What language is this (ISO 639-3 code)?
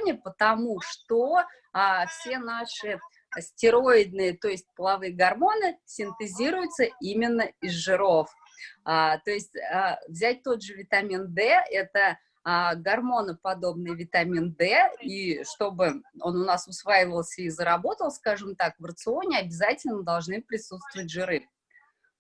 rus